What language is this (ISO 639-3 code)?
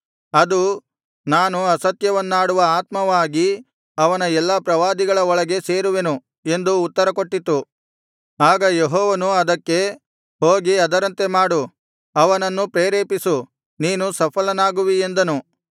kan